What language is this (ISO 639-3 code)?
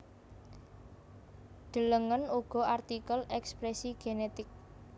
jav